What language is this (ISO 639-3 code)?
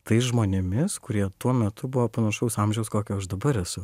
lit